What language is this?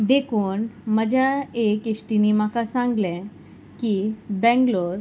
Konkani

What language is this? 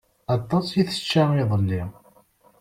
Kabyle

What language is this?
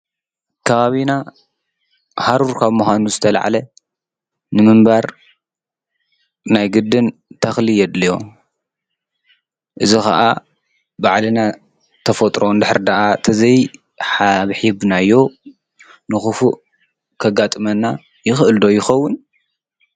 Tigrinya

